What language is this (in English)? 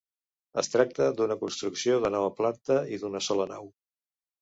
Catalan